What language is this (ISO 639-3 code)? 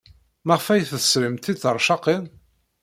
kab